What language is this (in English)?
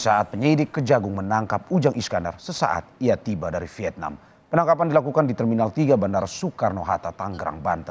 Indonesian